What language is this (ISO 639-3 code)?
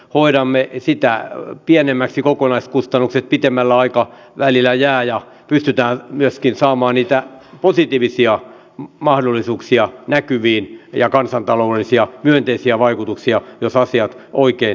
fin